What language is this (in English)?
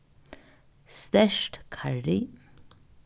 Faroese